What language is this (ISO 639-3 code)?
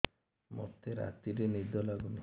ori